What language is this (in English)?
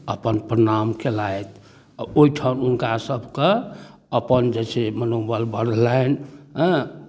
Maithili